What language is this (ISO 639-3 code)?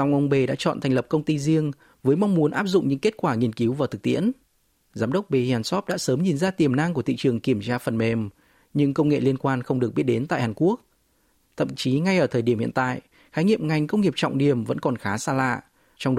vie